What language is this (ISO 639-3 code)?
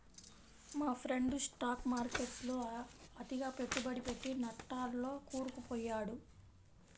tel